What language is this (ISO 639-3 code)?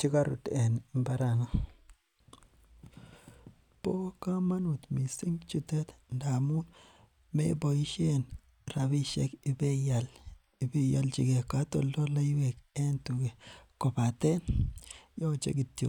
kln